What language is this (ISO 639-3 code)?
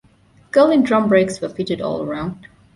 eng